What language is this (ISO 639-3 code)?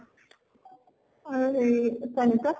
asm